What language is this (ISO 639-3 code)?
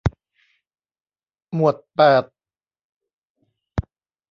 tha